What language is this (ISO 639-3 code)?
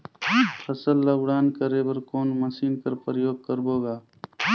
hne